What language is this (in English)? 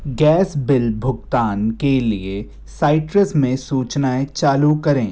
Hindi